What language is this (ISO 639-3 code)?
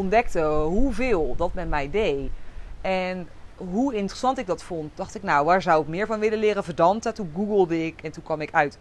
nld